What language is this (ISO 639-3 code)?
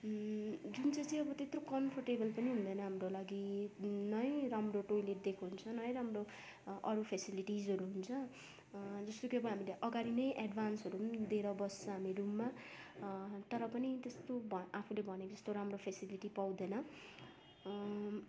nep